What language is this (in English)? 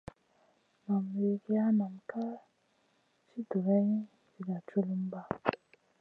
Masana